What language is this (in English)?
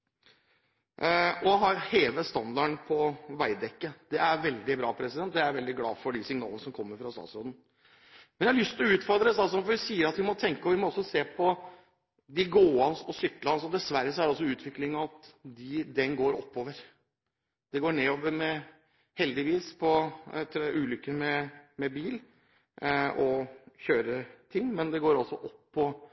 Norwegian Bokmål